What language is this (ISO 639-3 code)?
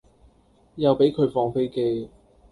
yue